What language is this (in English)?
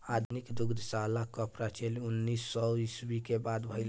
Bhojpuri